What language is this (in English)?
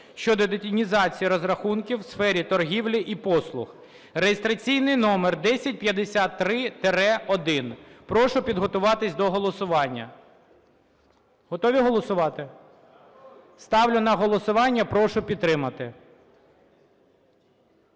Ukrainian